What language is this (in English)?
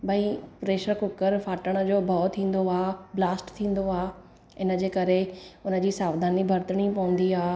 Sindhi